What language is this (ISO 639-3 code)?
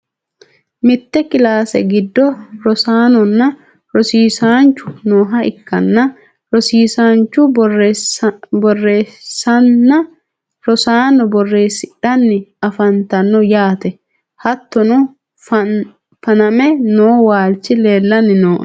sid